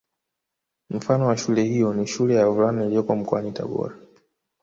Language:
Swahili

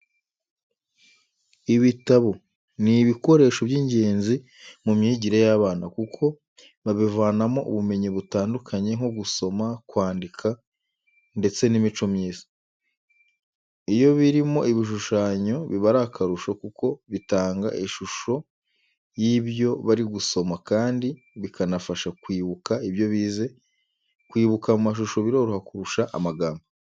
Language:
Kinyarwanda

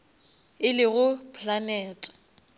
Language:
Northern Sotho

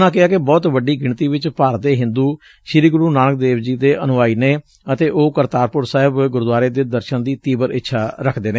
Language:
Punjabi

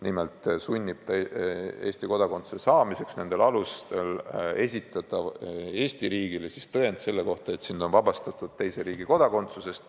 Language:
Estonian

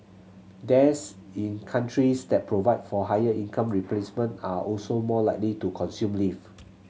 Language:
English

